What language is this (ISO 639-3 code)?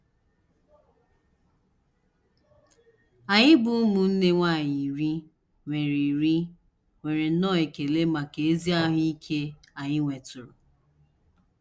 ibo